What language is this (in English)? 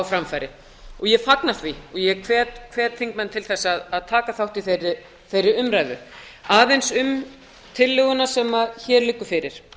Icelandic